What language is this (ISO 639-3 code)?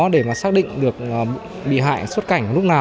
vie